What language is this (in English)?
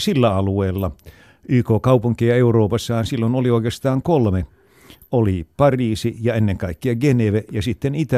Finnish